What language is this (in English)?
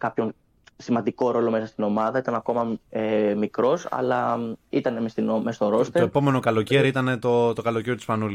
Greek